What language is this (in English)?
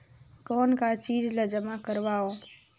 Chhattisgarhi